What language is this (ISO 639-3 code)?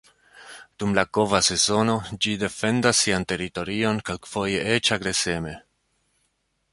epo